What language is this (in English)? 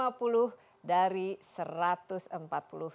Indonesian